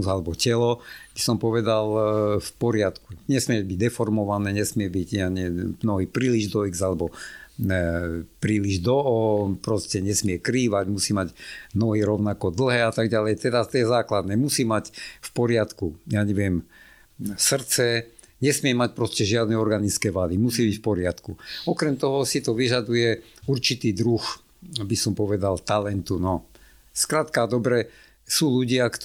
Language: Slovak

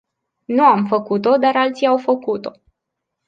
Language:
Romanian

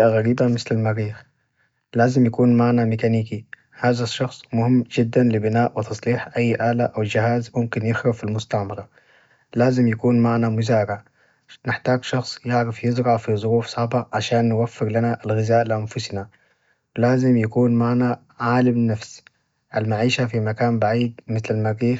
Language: Najdi Arabic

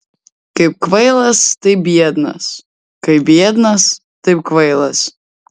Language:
Lithuanian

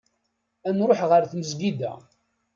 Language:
Kabyle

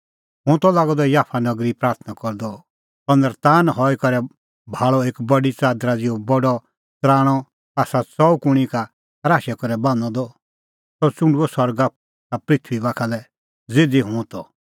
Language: Kullu Pahari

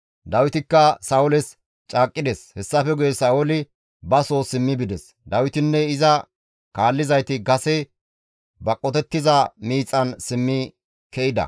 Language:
Gamo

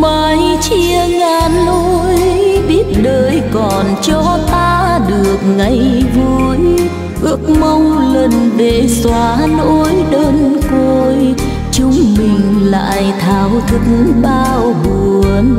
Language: Vietnamese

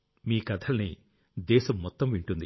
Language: Telugu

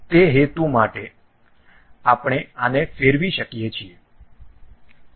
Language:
Gujarati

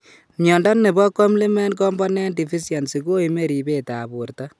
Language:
Kalenjin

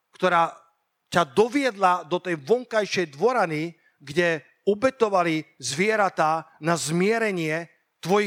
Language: Slovak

